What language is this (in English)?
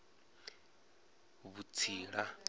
Venda